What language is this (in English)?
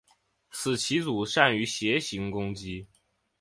Chinese